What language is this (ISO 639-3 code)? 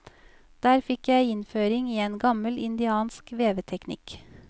nor